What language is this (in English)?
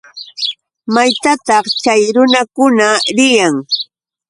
Yauyos Quechua